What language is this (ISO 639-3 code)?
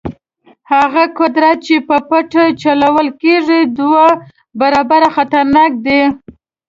pus